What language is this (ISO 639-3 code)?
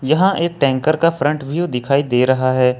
hin